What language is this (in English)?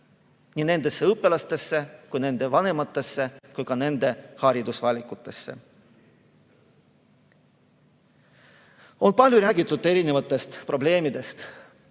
Estonian